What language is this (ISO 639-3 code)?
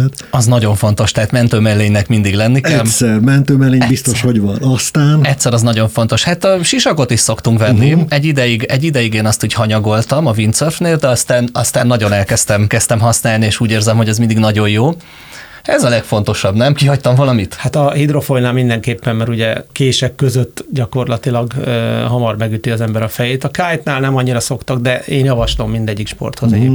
hun